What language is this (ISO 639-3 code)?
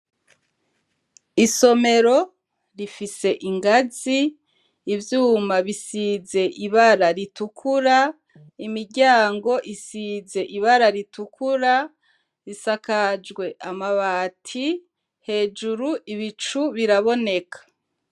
run